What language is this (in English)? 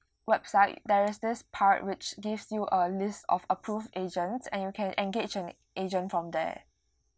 English